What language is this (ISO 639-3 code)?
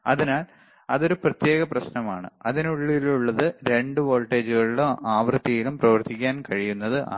mal